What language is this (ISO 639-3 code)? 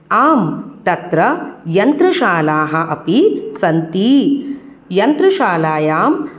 san